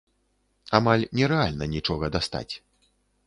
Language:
Belarusian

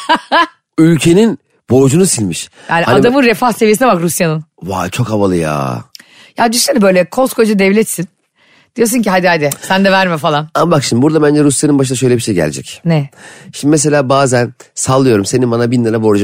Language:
Turkish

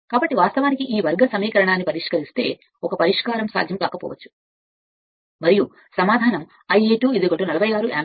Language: Telugu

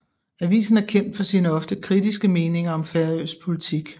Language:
Danish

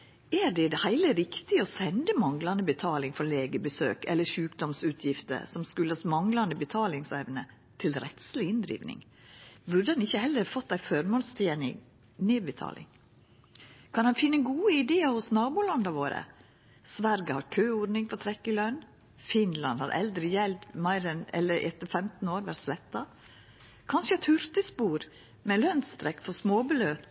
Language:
Norwegian Nynorsk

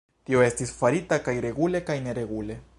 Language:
Esperanto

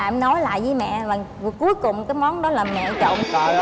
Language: Vietnamese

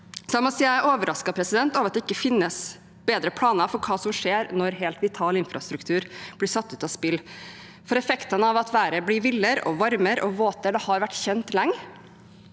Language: Norwegian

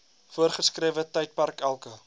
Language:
Afrikaans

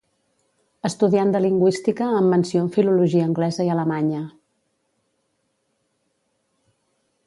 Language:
Catalan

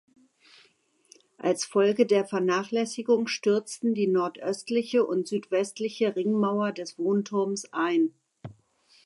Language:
German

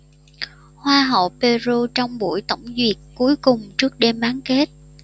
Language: Vietnamese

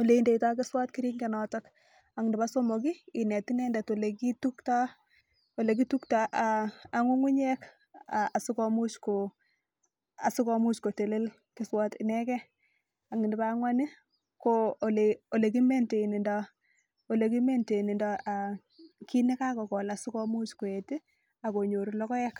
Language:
Kalenjin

